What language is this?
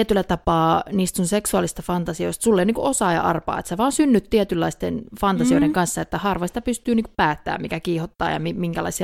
Finnish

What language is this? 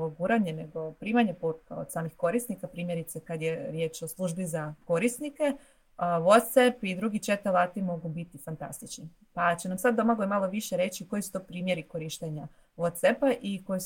Croatian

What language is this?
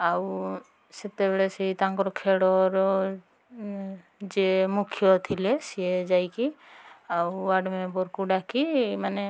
Odia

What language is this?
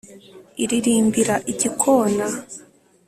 Kinyarwanda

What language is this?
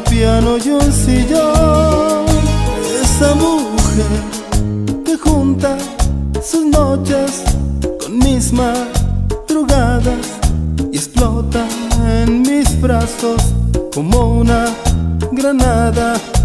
Spanish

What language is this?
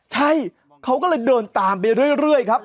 Thai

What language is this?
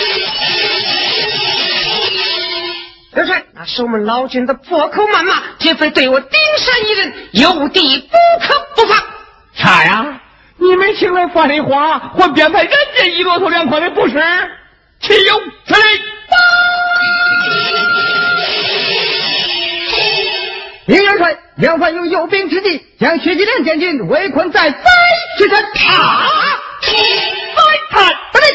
Chinese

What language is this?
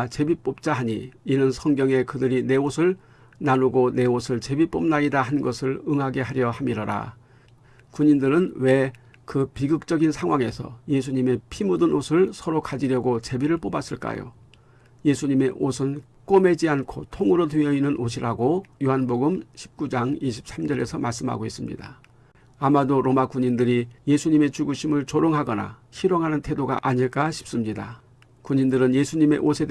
Korean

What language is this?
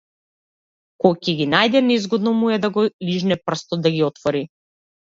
Macedonian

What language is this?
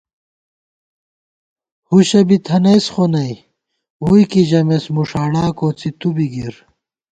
Gawar-Bati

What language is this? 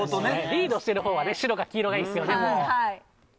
Japanese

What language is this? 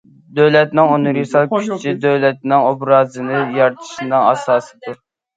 Uyghur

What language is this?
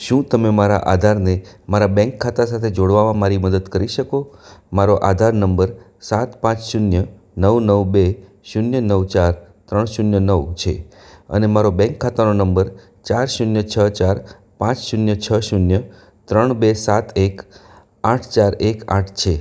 Gujarati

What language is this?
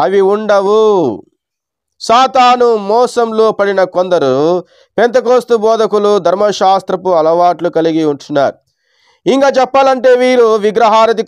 Hindi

